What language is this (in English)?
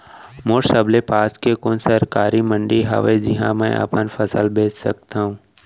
Chhattisgarhi